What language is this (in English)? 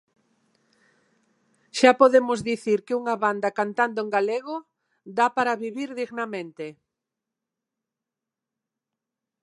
Galician